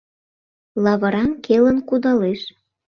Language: Mari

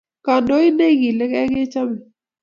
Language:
Kalenjin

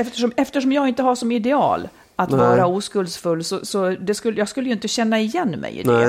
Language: Swedish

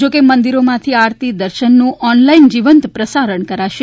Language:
Gujarati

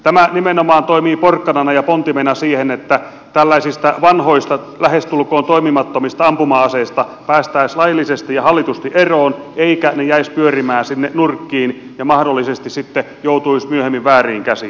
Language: Finnish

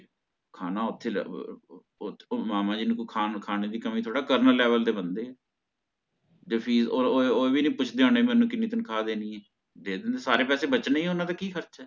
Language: Punjabi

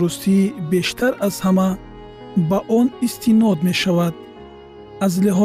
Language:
Persian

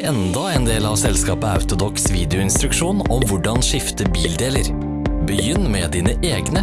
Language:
Norwegian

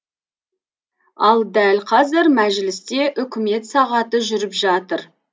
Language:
Kazakh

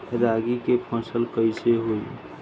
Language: Bhojpuri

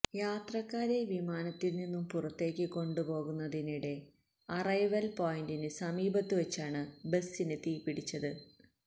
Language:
Malayalam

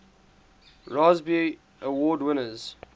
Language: English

